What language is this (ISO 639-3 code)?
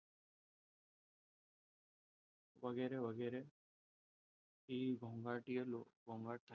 guj